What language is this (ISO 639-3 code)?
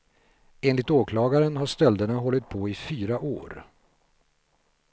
swe